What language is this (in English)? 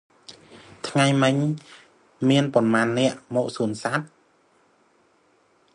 Khmer